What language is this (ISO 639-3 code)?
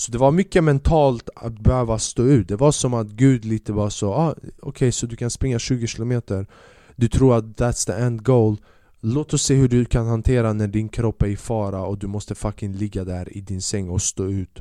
swe